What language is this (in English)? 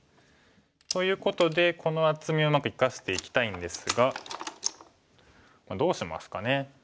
Japanese